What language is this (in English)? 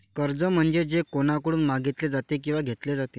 Marathi